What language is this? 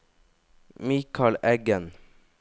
Norwegian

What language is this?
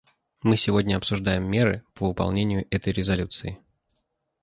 Russian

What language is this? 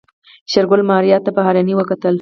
Pashto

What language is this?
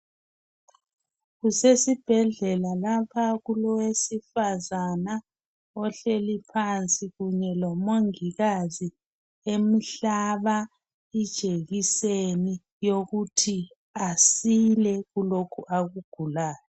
North Ndebele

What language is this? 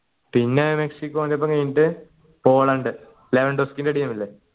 Malayalam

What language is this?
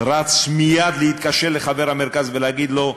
Hebrew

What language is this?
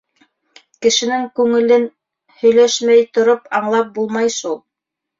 Bashkir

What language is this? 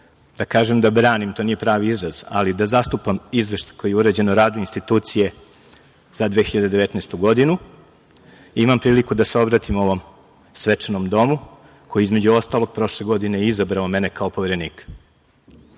Serbian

